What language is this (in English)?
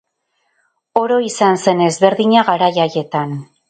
Basque